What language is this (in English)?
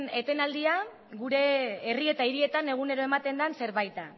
Basque